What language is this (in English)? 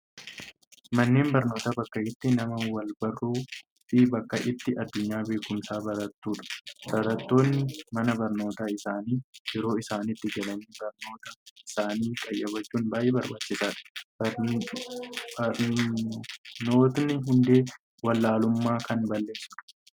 Oromo